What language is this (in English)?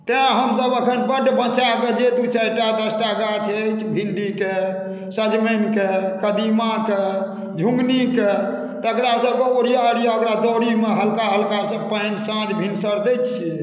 Maithili